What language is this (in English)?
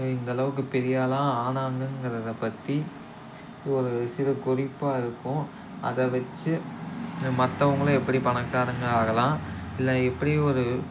Tamil